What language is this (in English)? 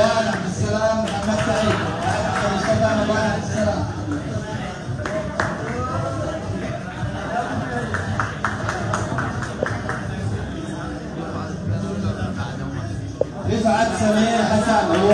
Arabic